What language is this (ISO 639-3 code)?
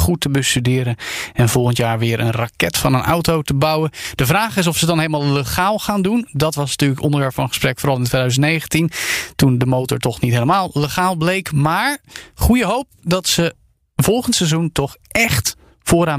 nld